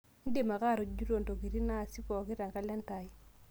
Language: Masai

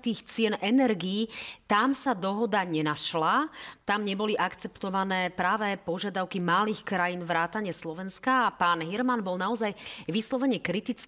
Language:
Slovak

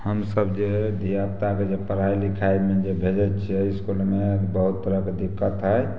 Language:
Maithili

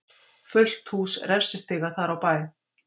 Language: Icelandic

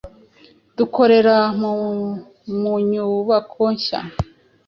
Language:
Kinyarwanda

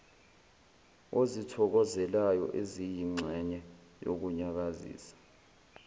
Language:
Zulu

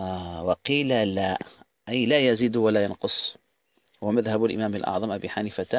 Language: Arabic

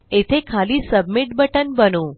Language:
Marathi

